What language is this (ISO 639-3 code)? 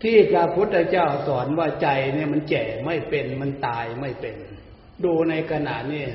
tha